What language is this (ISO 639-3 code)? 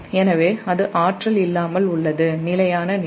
tam